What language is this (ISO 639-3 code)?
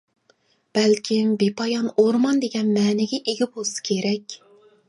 uig